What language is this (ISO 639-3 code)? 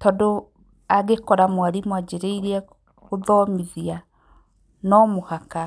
kik